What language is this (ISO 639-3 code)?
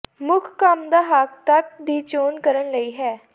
pan